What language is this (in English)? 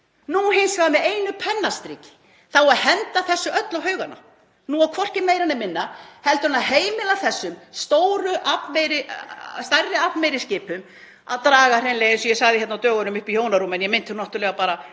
Icelandic